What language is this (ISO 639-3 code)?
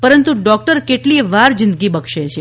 guj